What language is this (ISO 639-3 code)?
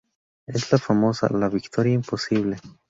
spa